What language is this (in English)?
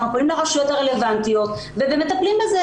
Hebrew